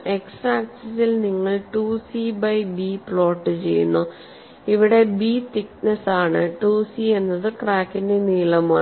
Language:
Malayalam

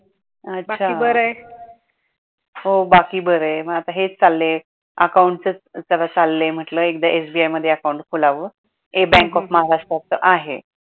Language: Marathi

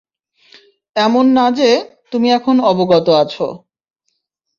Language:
Bangla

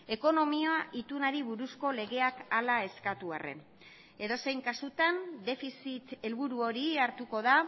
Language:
Basque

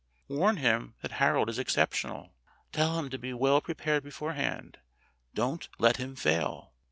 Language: English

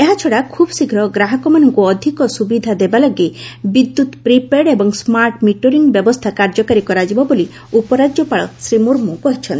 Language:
Odia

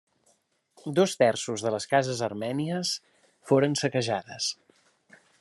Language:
Catalan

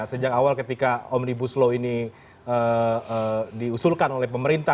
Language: Indonesian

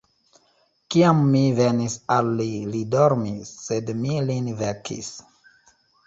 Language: Esperanto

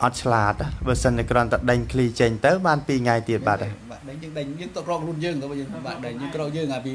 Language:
Thai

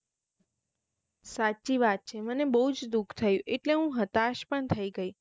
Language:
Gujarati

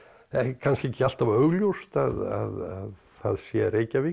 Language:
Icelandic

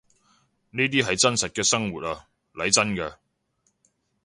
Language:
Cantonese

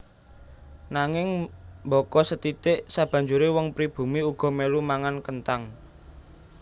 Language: Javanese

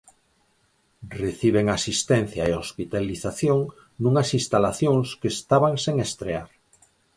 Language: Galician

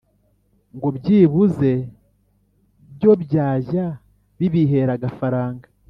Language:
Kinyarwanda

